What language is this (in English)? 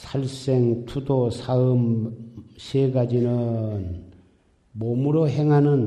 Korean